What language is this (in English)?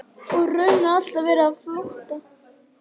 Icelandic